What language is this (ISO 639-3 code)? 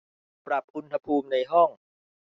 tha